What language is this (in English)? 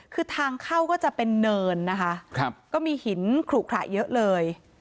Thai